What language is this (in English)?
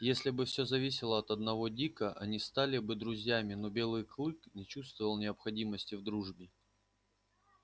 Russian